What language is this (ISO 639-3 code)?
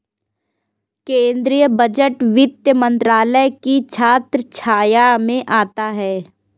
hin